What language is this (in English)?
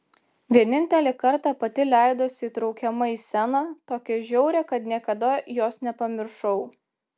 Lithuanian